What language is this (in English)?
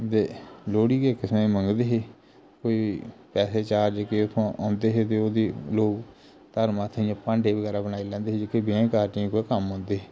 Dogri